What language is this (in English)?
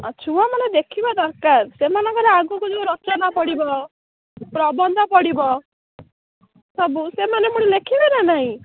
Odia